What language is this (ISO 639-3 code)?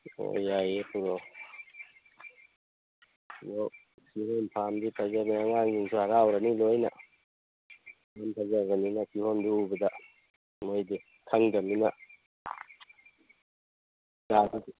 mni